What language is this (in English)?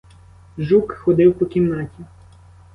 Ukrainian